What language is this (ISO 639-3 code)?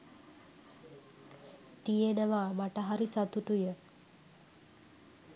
sin